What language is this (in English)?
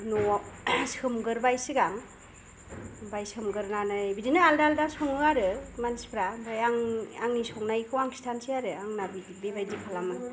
Bodo